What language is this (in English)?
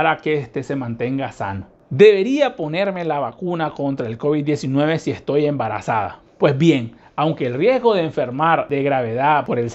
Spanish